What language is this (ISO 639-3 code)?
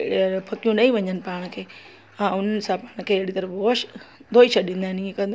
snd